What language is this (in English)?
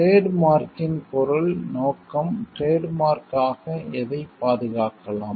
Tamil